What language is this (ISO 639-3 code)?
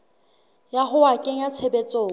sot